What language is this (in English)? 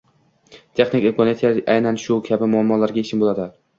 Uzbek